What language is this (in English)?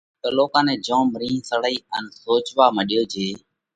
Parkari Koli